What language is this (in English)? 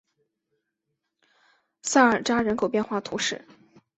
Chinese